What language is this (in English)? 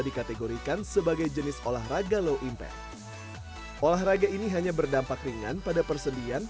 Indonesian